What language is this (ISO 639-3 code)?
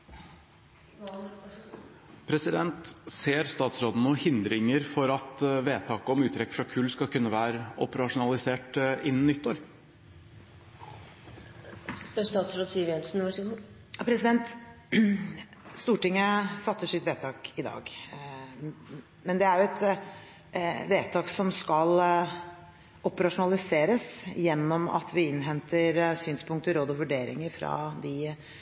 nor